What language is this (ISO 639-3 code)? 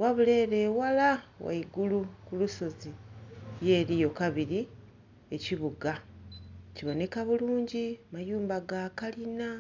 xog